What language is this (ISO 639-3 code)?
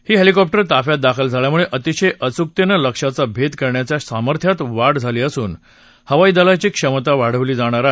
mar